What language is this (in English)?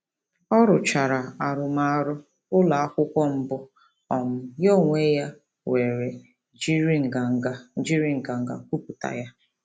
Igbo